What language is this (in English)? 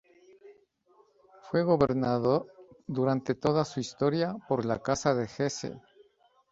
Spanish